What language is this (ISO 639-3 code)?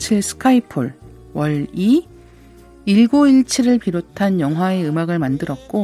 kor